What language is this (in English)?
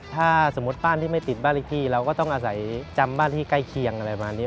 Thai